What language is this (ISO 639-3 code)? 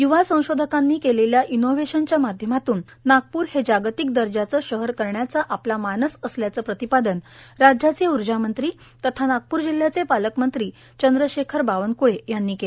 mar